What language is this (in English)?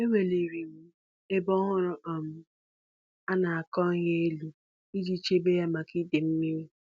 Igbo